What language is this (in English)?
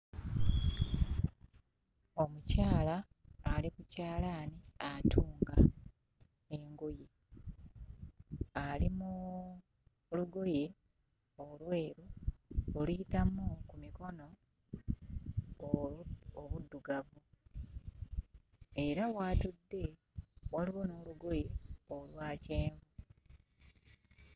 Ganda